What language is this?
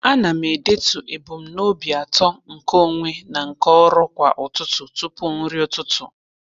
Igbo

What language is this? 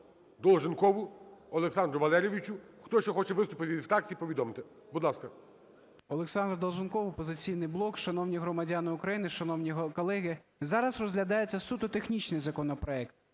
Ukrainian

